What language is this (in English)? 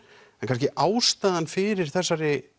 Icelandic